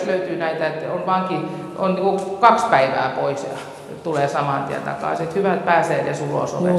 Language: Finnish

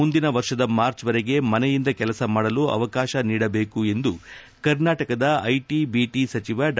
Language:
Kannada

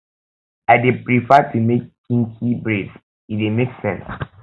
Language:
Nigerian Pidgin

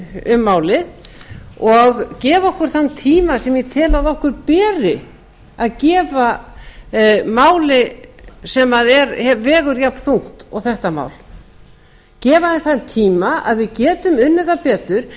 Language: Icelandic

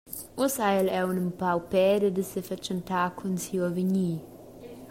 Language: Romansh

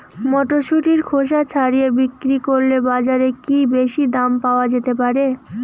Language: Bangla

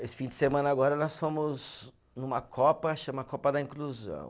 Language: Portuguese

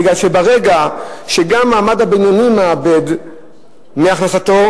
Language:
Hebrew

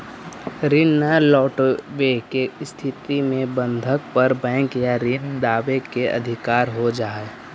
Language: Magahi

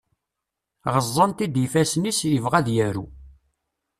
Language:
Kabyle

